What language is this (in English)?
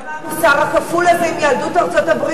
Hebrew